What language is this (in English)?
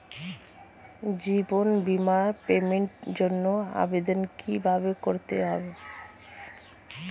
Bangla